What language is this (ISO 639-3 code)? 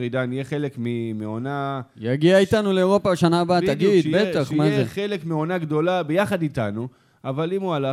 heb